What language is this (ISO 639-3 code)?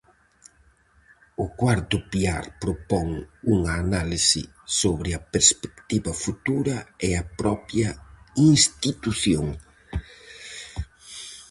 glg